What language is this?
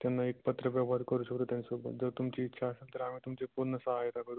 Marathi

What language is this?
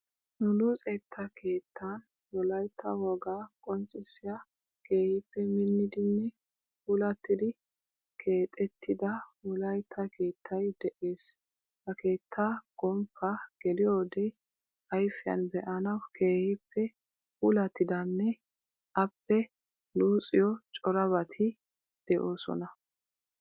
Wolaytta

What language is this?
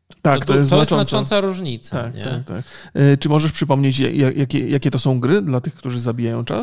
Polish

